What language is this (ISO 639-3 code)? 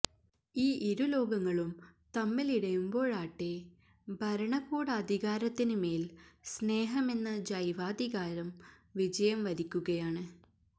mal